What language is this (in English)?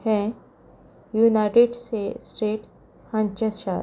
Konkani